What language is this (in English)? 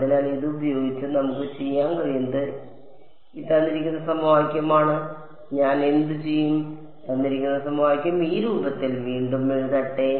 Malayalam